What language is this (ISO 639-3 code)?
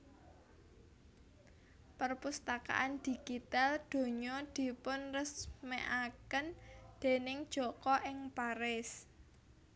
jav